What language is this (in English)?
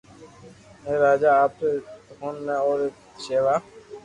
Loarki